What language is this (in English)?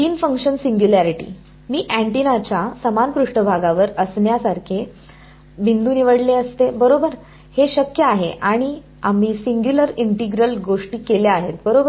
Marathi